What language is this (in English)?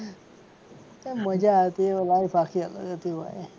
Gujarati